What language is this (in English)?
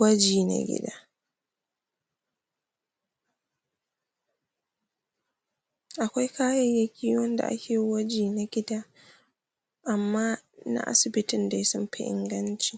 Hausa